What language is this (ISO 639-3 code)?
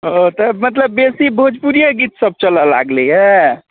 mai